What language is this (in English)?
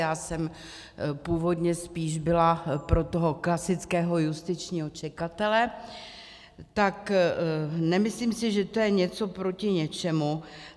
Czech